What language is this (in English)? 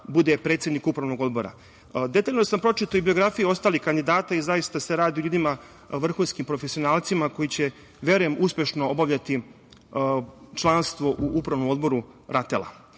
Serbian